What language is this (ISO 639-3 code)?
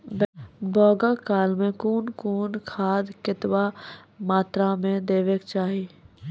mai